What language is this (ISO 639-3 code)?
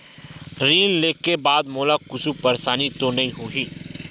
hne